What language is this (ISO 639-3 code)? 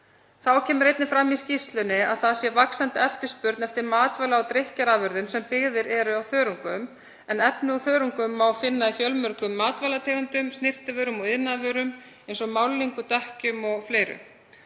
isl